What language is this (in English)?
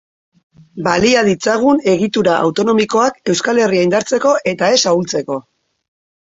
Basque